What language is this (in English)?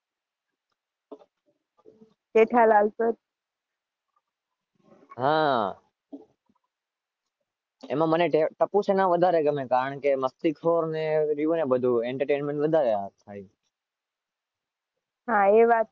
Gujarati